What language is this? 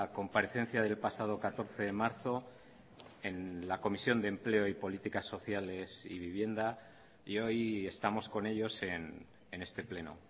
Spanish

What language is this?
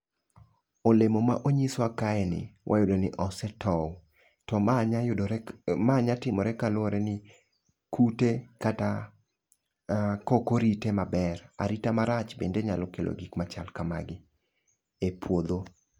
Luo (Kenya and Tanzania)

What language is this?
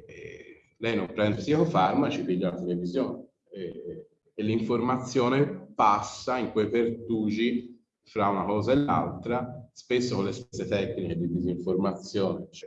Italian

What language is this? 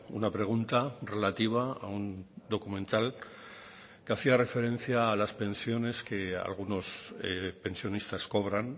Spanish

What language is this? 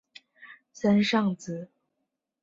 Chinese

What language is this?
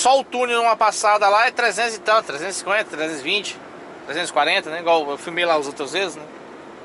Portuguese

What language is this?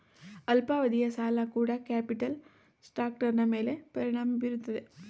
Kannada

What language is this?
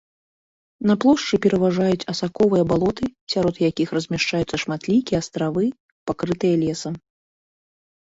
Belarusian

